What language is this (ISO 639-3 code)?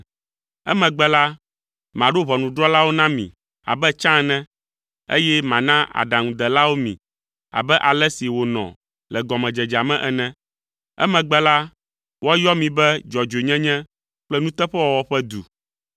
ewe